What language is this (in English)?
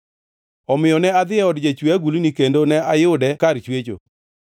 Luo (Kenya and Tanzania)